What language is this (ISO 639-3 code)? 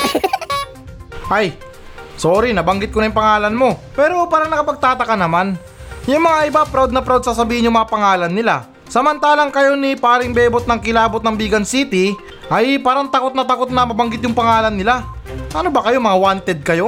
fil